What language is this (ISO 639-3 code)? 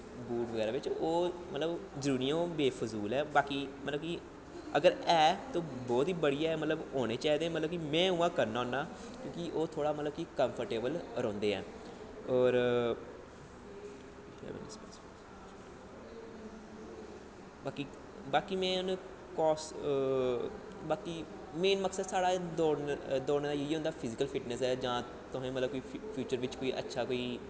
doi